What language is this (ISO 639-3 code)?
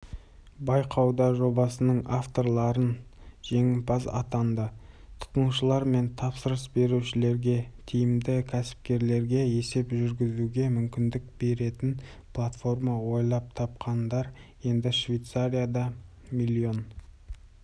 kaz